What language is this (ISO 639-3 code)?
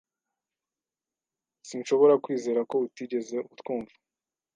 kin